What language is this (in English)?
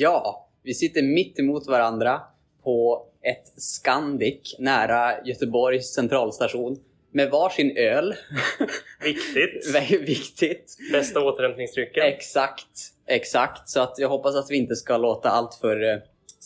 Swedish